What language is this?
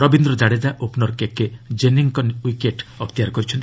Odia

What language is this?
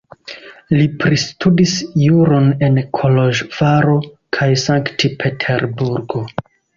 Esperanto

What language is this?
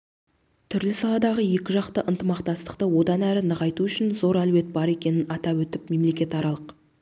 Kazakh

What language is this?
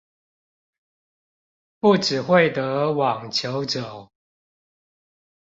Chinese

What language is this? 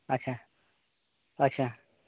Santali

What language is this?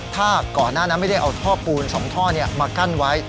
Thai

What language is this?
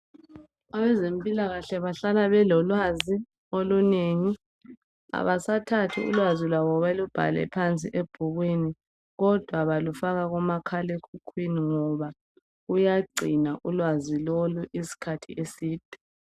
North Ndebele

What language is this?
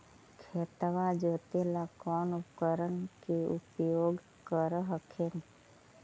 Magahi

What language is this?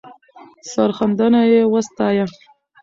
Pashto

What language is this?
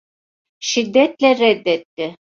Turkish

